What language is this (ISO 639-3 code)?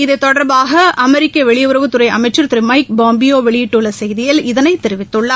tam